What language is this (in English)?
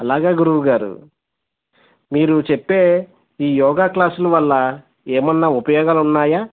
Telugu